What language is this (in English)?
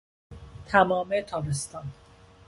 Persian